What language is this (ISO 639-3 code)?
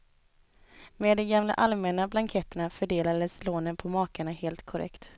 swe